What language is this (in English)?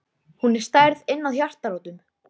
Icelandic